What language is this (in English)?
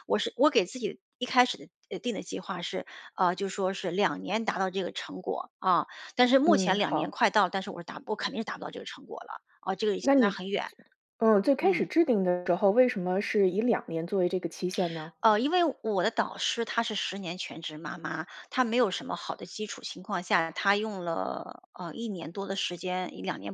Chinese